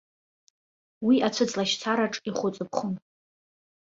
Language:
Abkhazian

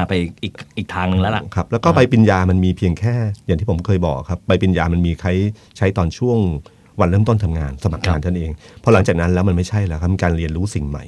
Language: Thai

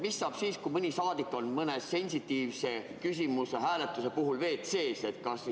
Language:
Estonian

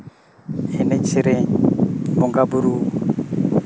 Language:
Santali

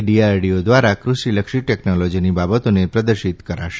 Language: Gujarati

